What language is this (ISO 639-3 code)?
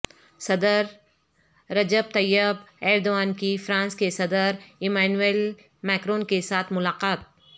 urd